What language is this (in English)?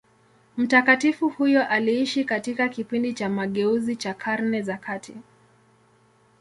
Swahili